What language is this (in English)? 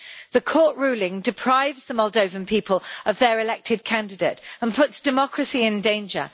English